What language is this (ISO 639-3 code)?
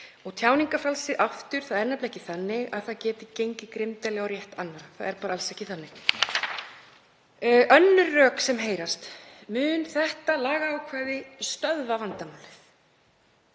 isl